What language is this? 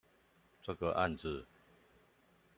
Chinese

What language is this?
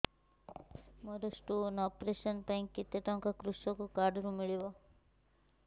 Odia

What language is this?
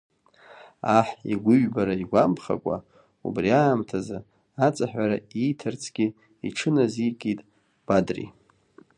Abkhazian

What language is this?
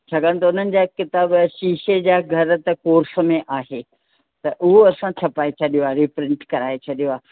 Sindhi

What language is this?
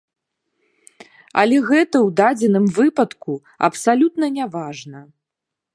Belarusian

